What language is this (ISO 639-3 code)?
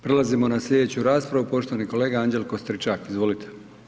hrv